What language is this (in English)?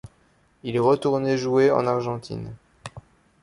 French